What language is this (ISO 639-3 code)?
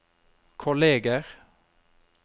nor